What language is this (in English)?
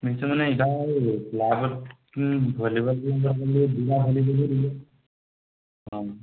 Assamese